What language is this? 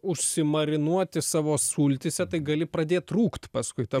Lithuanian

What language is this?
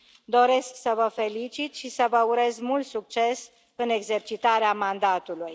Romanian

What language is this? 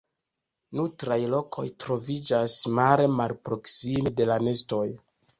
Esperanto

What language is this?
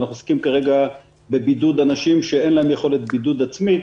Hebrew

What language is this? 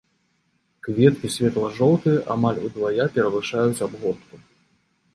Belarusian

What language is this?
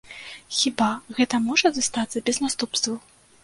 Belarusian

